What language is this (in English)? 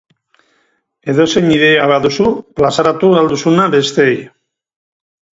Basque